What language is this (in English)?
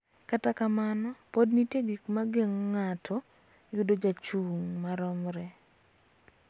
Luo (Kenya and Tanzania)